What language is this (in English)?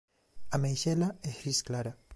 Galician